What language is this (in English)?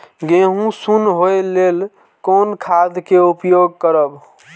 Maithili